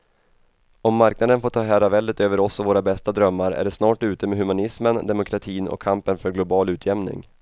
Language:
Swedish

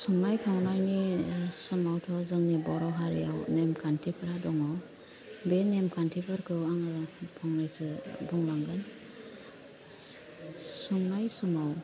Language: Bodo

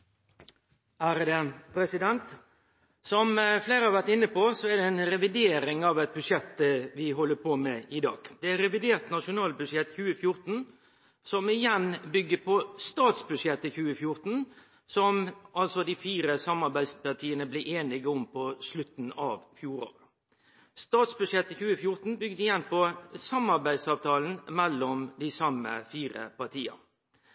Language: Norwegian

